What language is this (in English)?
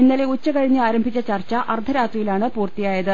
Malayalam